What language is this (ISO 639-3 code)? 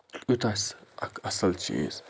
kas